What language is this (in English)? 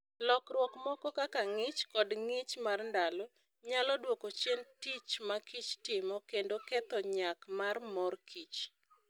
Luo (Kenya and Tanzania)